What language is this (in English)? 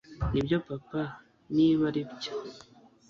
Kinyarwanda